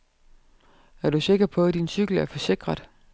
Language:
Danish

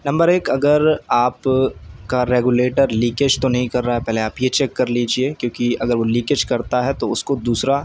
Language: Urdu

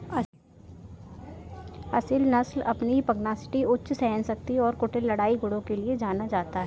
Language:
Hindi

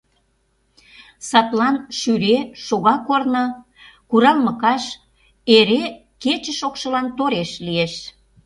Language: Mari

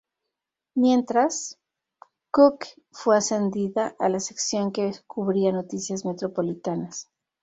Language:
Spanish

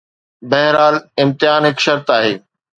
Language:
Sindhi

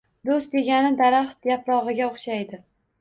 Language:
Uzbek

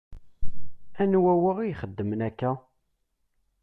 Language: Kabyle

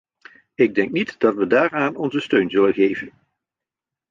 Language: Dutch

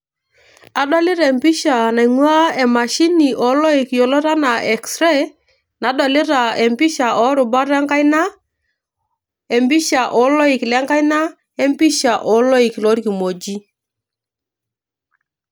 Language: Masai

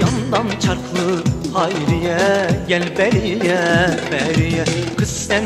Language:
Turkish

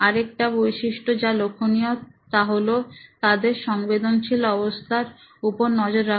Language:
Bangla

